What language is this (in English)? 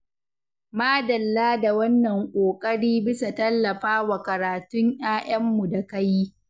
Hausa